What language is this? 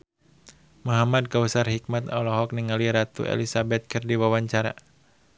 Sundanese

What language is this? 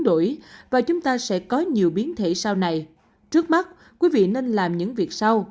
Vietnamese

